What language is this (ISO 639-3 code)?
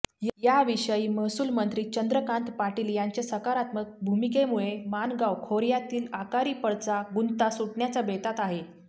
mar